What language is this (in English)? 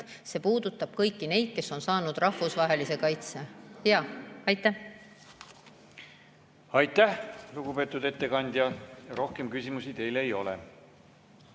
Estonian